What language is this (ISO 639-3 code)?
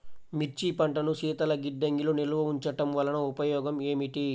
tel